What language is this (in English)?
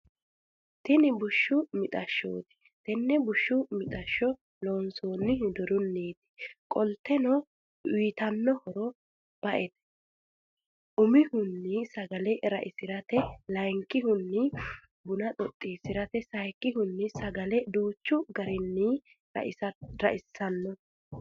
Sidamo